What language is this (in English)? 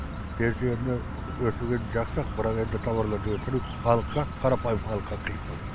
Kazakh